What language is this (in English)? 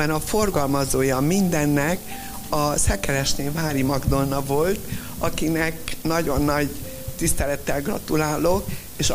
Hungarian